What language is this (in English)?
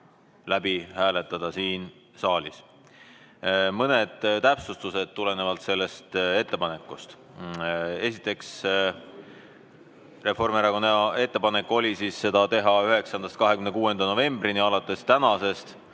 Estonian